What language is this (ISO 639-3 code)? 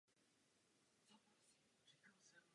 ces